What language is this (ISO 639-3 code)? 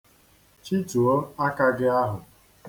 ibo